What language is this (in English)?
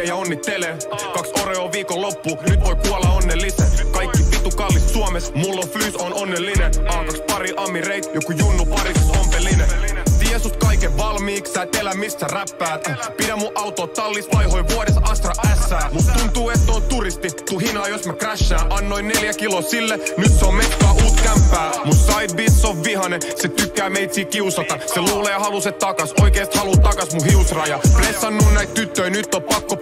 Finnish